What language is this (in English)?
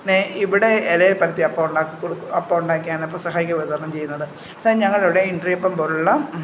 Malayalam